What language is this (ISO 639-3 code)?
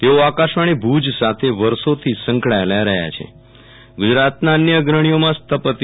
guj